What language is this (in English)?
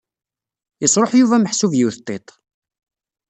Kabyle